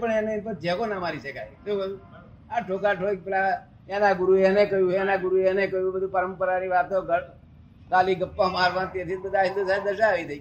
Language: Gujarati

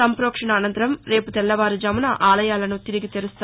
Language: Telugu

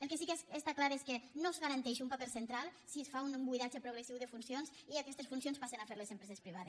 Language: Catalan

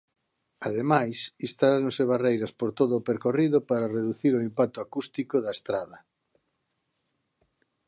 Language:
Galician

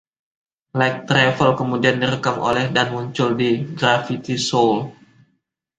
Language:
Indonesian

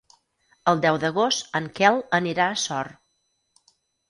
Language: Catalan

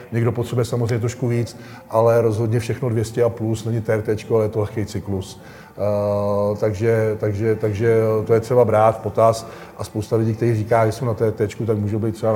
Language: Czech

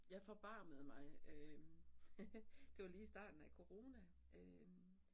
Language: Danish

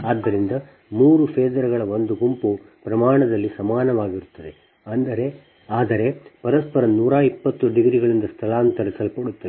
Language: Kannada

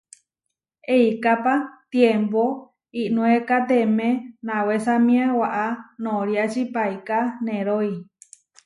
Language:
Huarijio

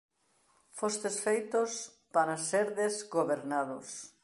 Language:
Galician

